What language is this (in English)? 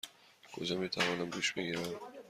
Persian